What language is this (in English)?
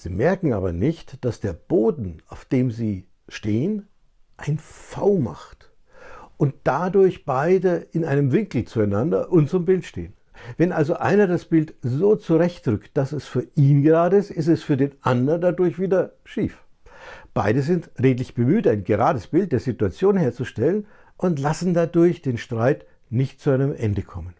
German